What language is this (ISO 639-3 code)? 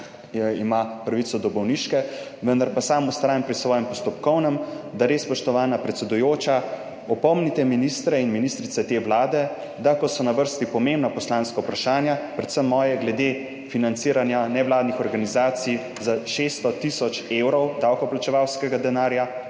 slv